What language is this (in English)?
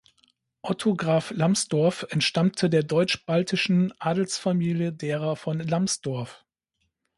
German